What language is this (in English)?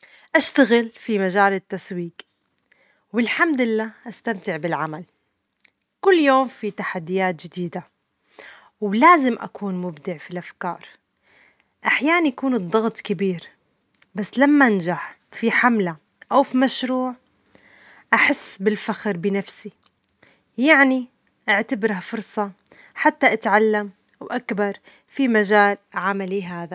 Omani Arabic